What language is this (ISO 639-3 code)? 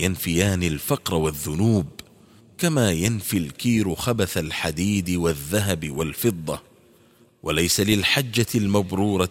ara